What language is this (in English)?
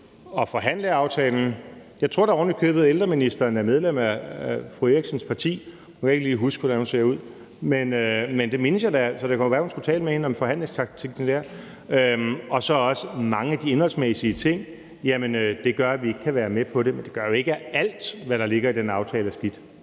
Danish